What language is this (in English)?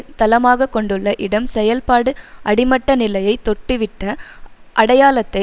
Tamil